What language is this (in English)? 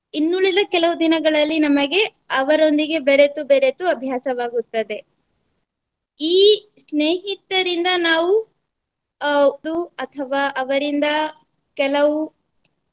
Kannada